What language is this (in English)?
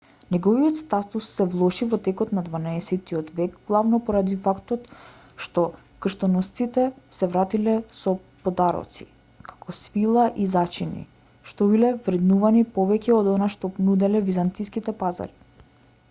Macedonian